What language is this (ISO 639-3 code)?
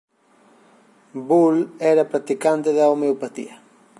glg